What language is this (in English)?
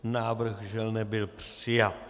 Czech